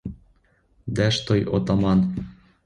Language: Ukrainian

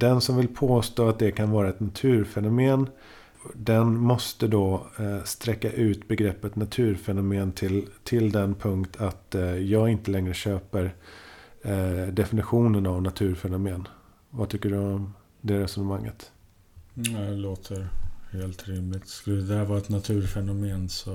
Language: Swedish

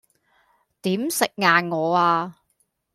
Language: Cantonese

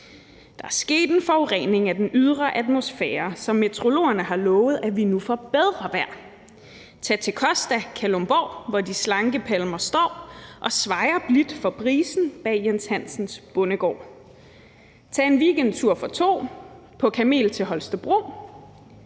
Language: Danish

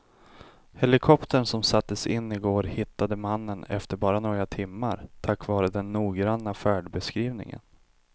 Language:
Swedish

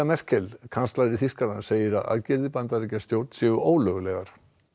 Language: Icelandic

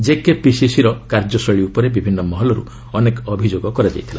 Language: Odia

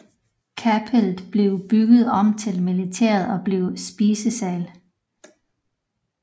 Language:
Danish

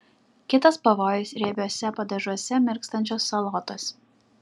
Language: Lithuanian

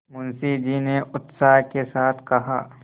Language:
Hindi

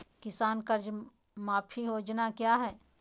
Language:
Magahi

